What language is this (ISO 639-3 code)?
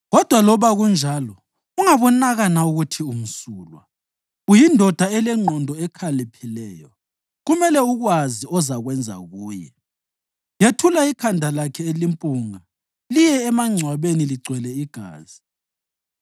nde